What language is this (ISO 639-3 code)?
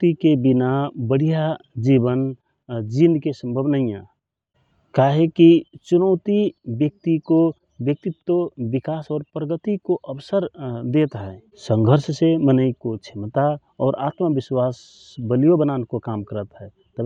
thr